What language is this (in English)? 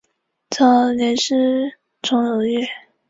Chinese